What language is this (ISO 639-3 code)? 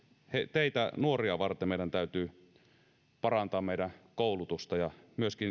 fin